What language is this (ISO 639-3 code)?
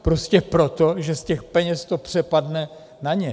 ces